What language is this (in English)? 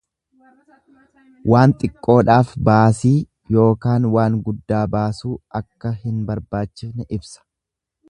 Oromo